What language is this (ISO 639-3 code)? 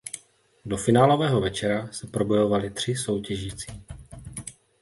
ces